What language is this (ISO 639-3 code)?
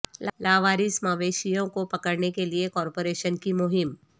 urd